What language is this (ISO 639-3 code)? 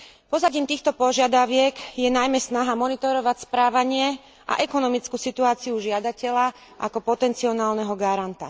slk